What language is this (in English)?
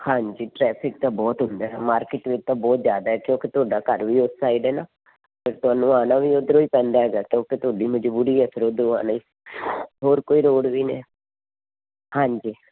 Punjabi